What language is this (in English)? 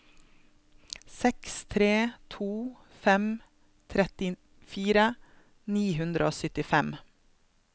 Norwegian